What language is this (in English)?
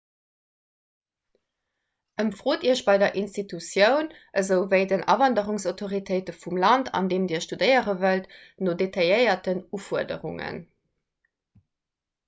Luxembourgish